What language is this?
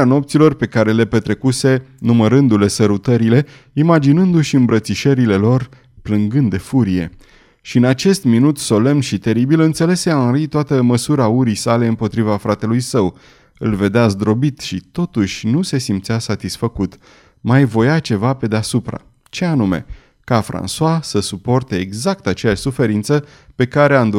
Romanian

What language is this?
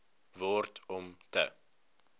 Afrikaans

